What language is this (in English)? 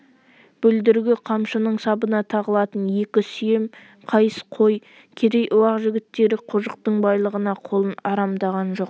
Kazakh